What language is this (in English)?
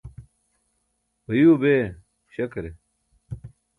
Burushaski